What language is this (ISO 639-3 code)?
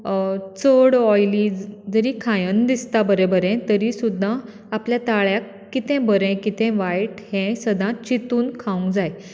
kok